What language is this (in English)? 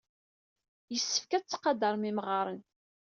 Kabyle